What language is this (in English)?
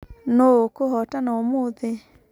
Kikuyu